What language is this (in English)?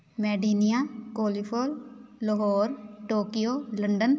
Punjabi